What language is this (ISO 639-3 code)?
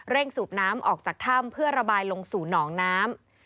tha